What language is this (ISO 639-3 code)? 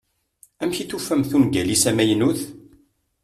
kab